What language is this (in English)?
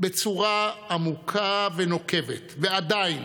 Hebrew